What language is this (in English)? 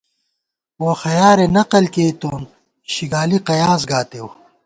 Gawar-Bati